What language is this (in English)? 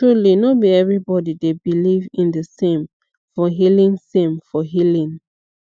Nigerian Pidgin